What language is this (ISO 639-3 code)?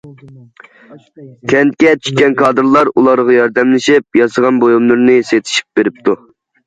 uig